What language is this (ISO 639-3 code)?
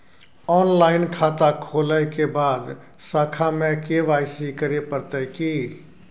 mai